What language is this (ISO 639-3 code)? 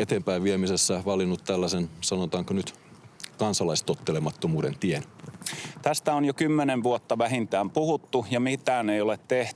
fin